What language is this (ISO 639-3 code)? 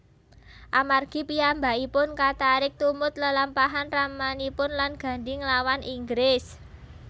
jav